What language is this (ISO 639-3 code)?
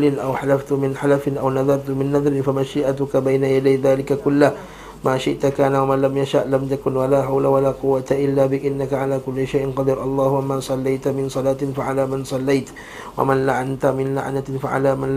msa